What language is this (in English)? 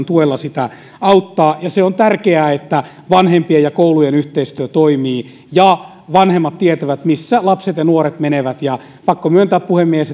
Finnish